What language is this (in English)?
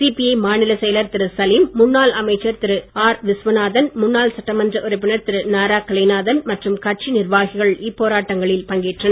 Tamil